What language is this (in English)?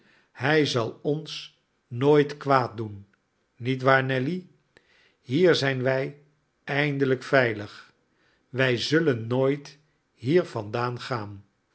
Dutch